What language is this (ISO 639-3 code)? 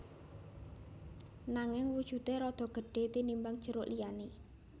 jav